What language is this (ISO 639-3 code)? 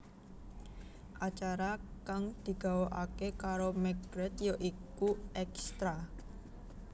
jav